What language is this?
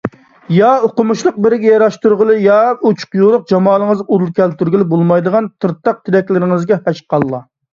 Uyghur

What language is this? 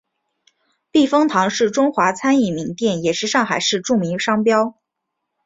Chinese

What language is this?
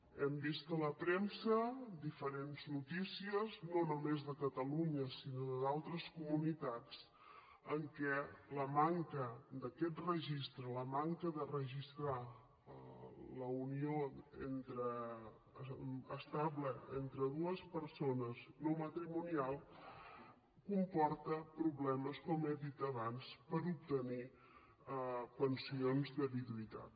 Catalan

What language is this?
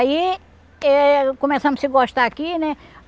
Portuguese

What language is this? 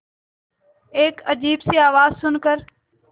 Hindi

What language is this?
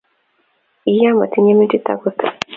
Kalenjin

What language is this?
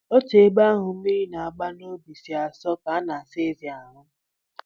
Igbo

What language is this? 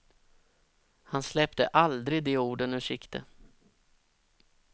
Swedish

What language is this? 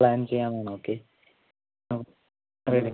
Malayalam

